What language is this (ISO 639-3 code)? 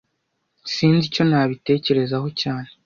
kin